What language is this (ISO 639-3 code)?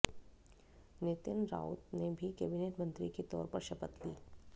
hin